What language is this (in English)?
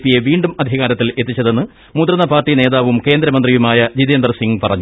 Malayalam